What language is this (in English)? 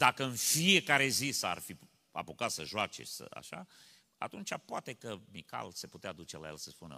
Romanian